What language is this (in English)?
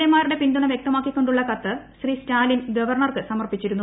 Malayalam